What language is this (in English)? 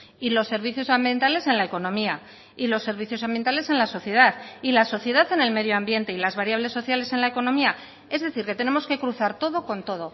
Spanish